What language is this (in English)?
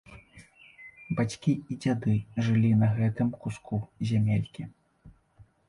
Belarusian